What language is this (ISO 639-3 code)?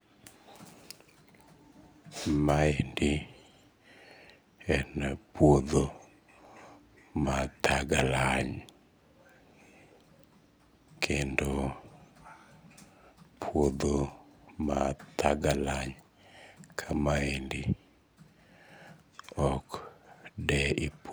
luo